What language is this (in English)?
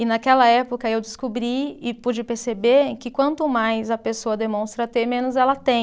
Portuguese